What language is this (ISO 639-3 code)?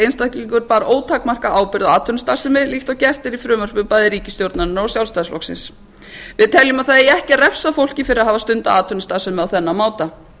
isl